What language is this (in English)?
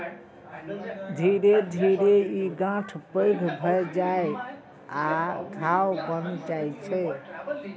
Maithili